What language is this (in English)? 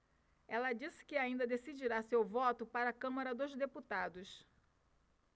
Portuguese